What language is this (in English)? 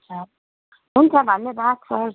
Nepali